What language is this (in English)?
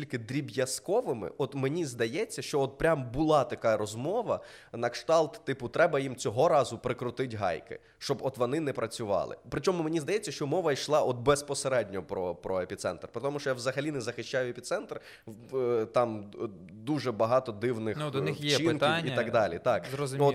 Ukrainian